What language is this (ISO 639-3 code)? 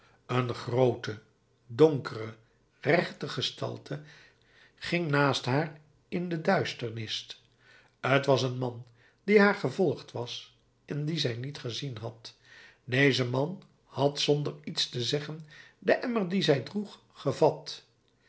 nld